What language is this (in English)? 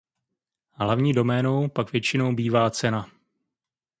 Czech